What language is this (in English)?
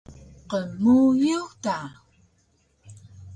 Taroko